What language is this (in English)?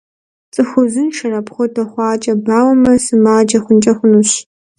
Kabardian